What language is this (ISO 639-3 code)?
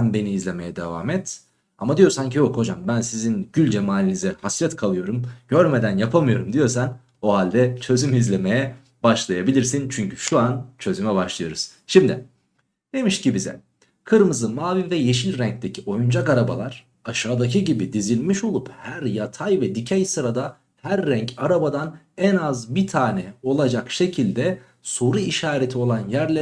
tur